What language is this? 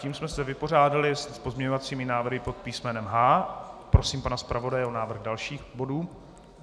Czech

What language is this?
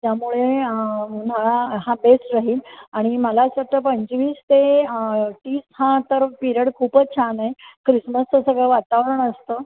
Marathi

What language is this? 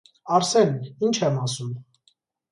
Armenian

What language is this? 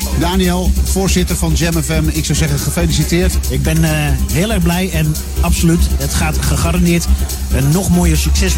Dutch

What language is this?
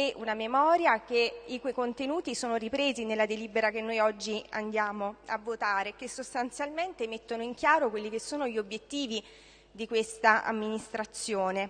Italian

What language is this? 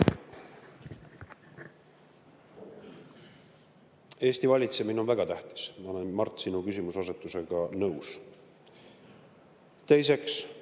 Estonian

